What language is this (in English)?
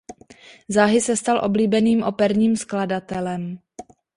Czech